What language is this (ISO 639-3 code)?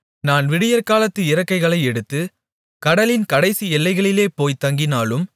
tam